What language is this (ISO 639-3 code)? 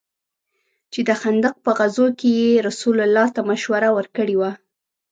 pus